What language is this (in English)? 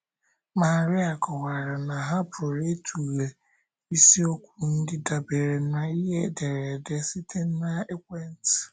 Igbo